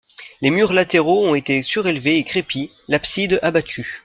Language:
French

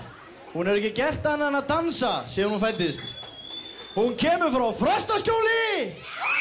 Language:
Icelandic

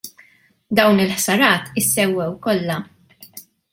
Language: Maltese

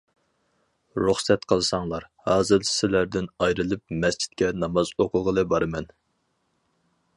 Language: Uyghur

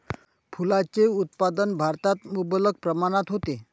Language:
Marathi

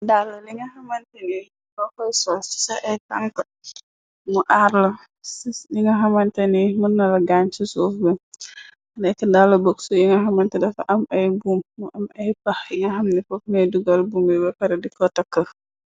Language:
Wolof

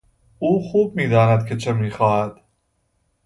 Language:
Persian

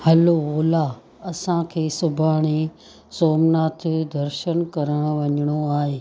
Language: Sindhi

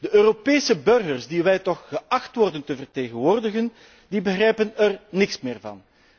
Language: Dutch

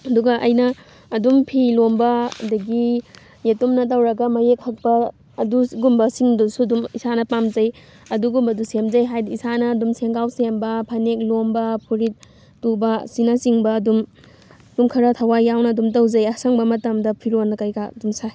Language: Manipuri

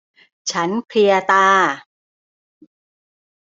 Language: Thai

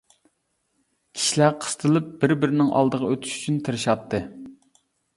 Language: Uyghur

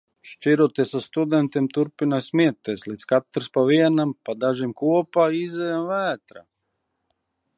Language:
Latvian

